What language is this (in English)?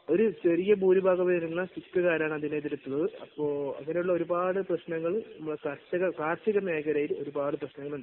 Malayalam